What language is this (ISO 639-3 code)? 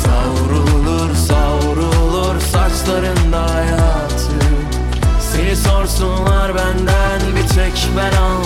tur